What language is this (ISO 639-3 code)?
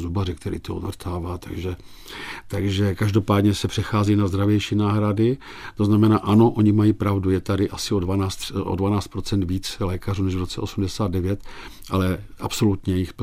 ces